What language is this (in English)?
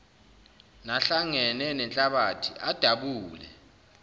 Zulu